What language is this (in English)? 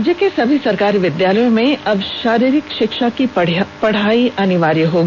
Hindi